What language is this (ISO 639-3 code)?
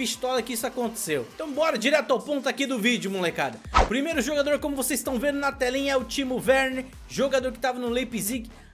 por